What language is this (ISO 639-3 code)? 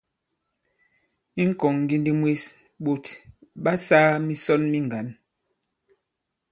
abb